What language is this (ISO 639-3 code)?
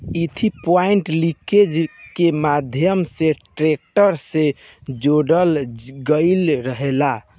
bho